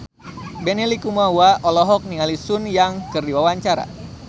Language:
Sundanese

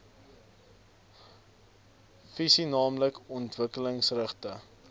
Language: Afrikaans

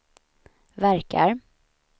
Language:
Swedish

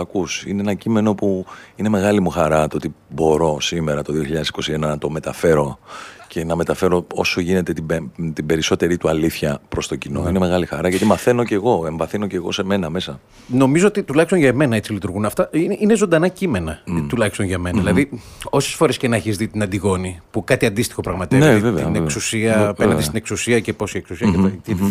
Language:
Greek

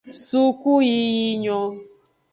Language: Aja (Benin)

